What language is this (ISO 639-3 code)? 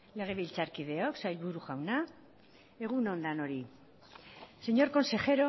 eus